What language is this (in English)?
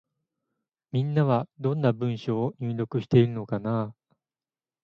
Japanese